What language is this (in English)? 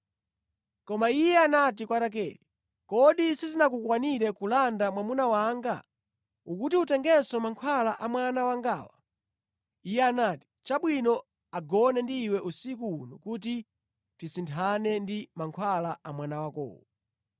Nyanja